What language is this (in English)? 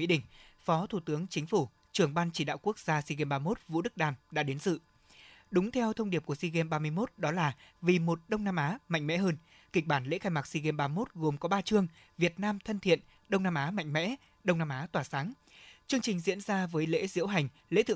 Vietnamese